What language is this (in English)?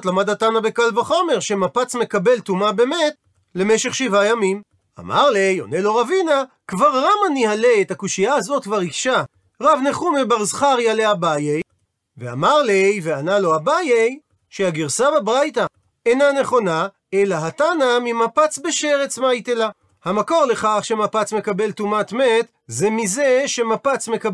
Hebrew